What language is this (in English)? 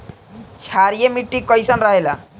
Bhojpuri